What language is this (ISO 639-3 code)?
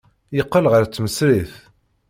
kab